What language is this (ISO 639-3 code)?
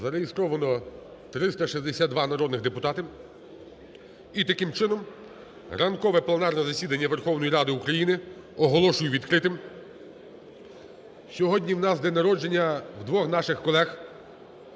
ukr